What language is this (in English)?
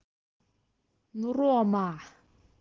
Russian